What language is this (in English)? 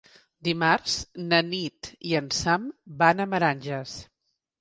Catalan